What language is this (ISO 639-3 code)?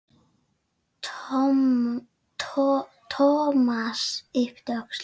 isl